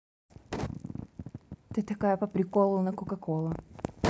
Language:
Russian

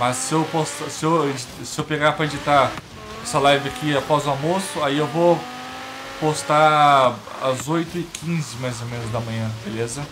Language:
Portuguese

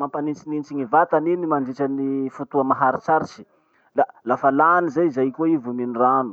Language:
Masikoro Malagasy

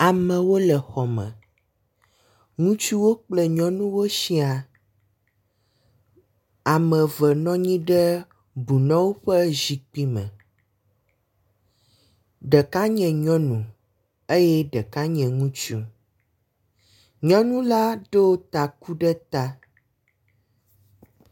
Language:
Ewe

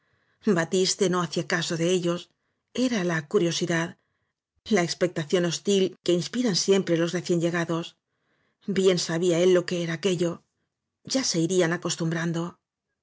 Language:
Spanish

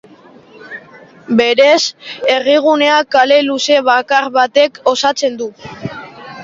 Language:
Basque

